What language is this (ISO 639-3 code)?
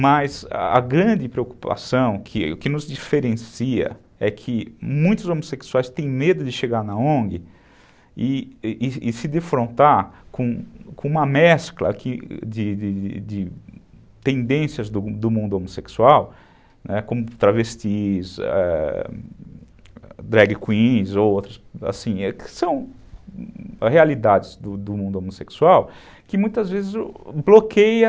por